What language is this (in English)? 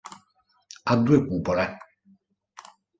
Italian